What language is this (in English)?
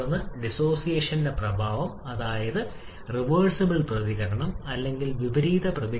Malayalam